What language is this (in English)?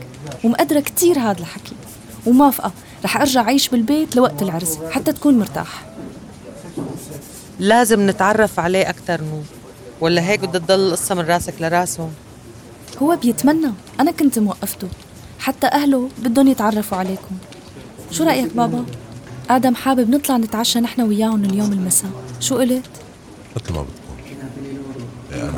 Arabic